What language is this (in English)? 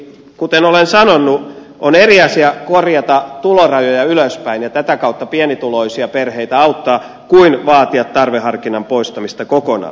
Finnish